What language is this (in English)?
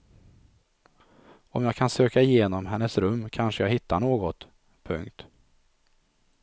Swedish